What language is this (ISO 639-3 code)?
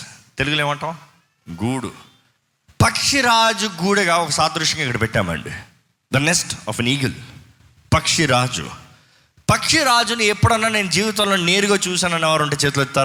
tel